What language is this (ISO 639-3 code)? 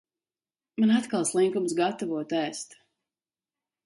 lav